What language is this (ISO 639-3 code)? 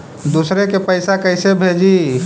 mag